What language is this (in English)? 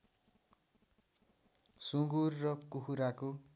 Nepali